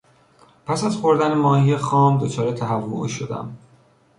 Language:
Persian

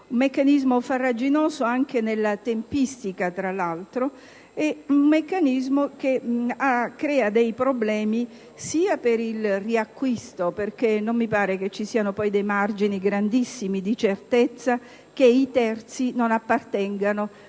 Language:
Italian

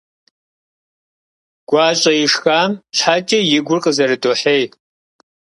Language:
Kabardian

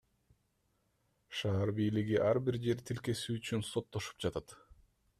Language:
Kyrgyz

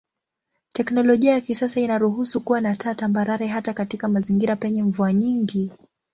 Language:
Swahili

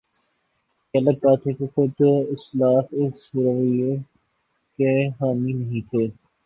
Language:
Urdu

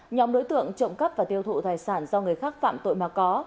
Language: Vietnamese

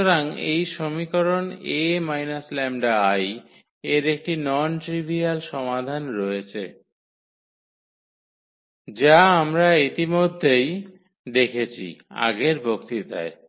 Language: Bangla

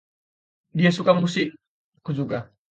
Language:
Indonesian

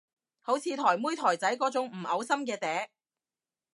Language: Cantonese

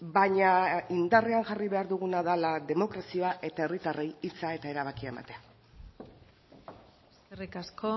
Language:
Basque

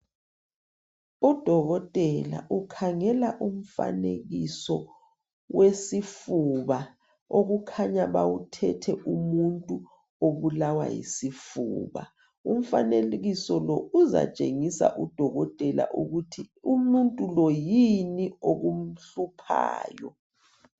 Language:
North Ndebele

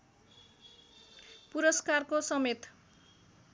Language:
Nepali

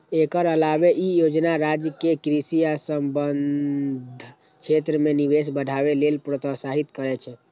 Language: Maithili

